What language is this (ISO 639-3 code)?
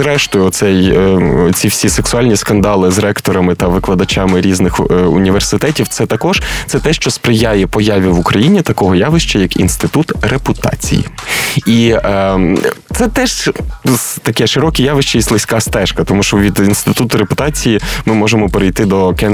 ukr